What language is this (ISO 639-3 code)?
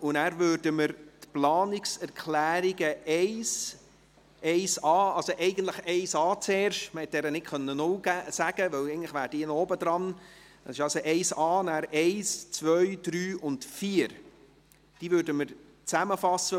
gsw